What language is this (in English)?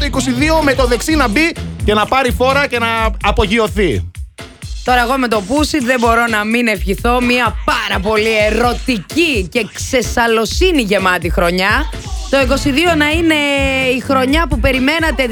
Greek